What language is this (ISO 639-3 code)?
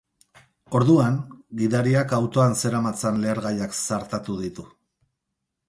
eus